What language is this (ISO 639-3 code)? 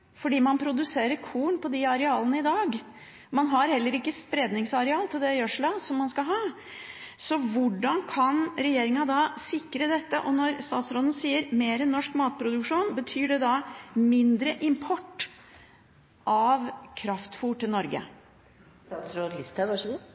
nob